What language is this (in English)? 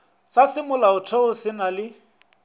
Northern Sotho